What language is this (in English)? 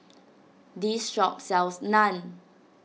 English